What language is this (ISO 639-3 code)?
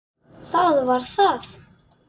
isl